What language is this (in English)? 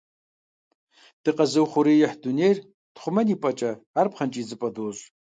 Kabardian